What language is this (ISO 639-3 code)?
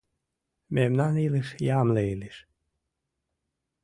chm